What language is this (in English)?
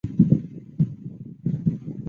Chinese